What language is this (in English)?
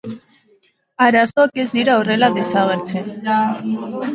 Basque